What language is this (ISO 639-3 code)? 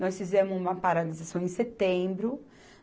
por